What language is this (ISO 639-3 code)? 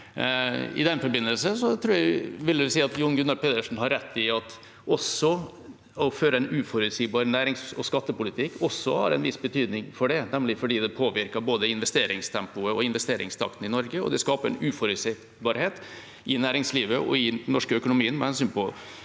nor